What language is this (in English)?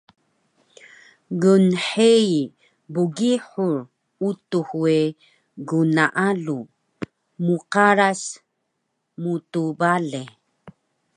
Taroko